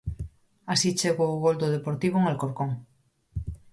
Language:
Galician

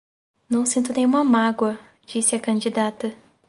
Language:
Portuguese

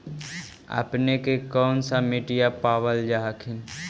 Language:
Magahi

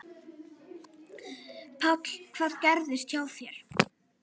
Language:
Icelandic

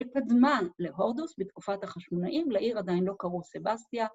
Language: Hebrew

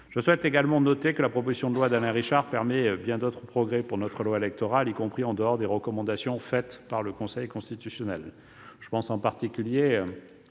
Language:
French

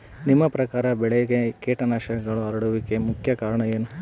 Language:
Kannada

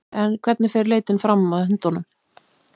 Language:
Icelandic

